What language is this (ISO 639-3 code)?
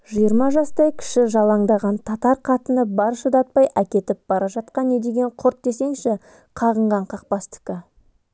kaz